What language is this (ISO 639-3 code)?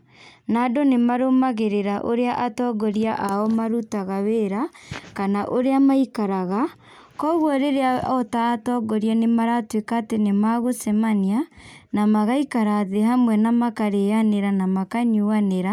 kik